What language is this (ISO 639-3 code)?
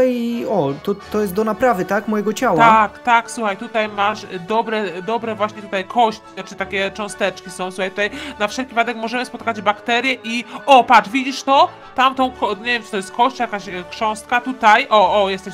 pol